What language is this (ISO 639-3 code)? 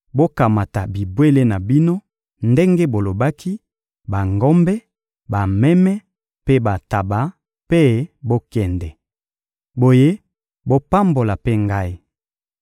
lin